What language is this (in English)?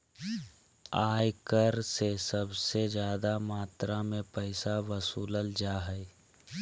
Magahi